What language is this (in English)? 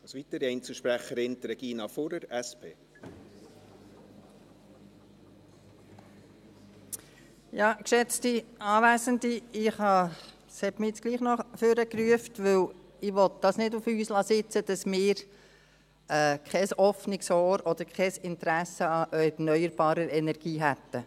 Swiss German